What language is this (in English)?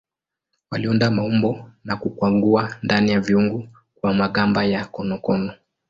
Swahili